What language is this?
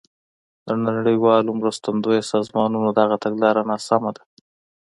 Pashto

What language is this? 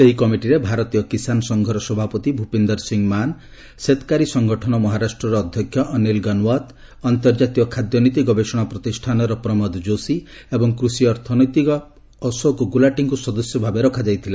Odia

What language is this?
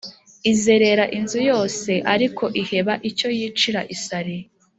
Kinyarwanda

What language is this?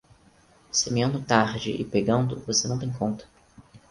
Portuguese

